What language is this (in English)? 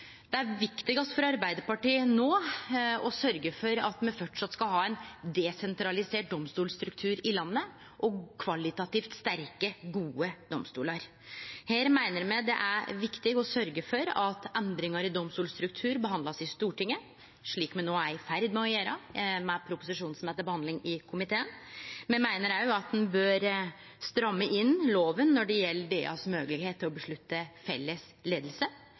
Norwegian Nynorsk